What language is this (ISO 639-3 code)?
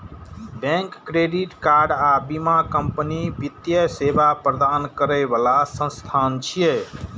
mai